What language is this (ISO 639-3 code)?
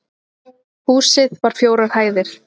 isl